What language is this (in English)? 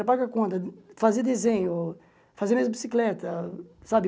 Portuguese